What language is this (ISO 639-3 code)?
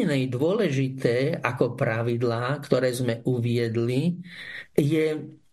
slk